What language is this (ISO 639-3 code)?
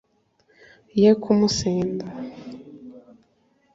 kin